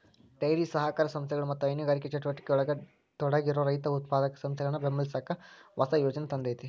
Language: Kannada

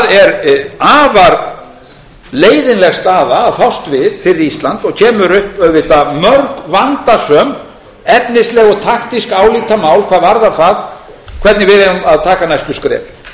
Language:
Icelandic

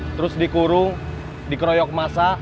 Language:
Indonesian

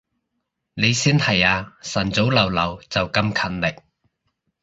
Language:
Cantonese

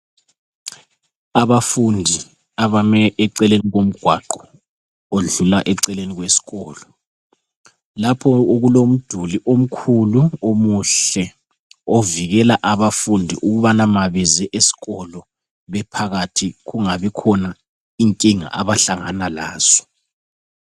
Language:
North Ndebele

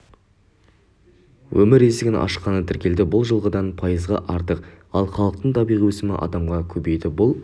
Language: Kazakh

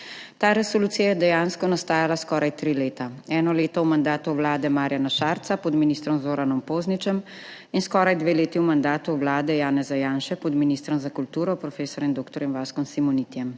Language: Slovenian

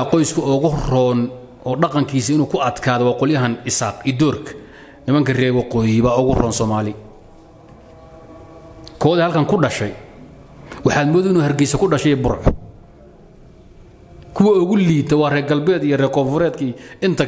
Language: Arabic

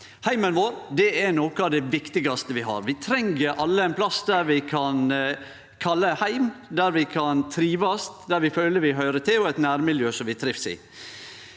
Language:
Norwegian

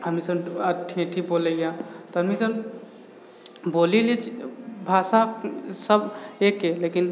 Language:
Maithili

